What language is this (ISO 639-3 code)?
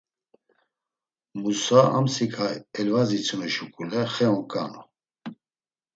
lzz